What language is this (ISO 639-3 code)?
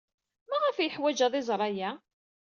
kab